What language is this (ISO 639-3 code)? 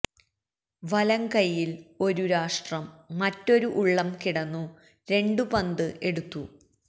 mal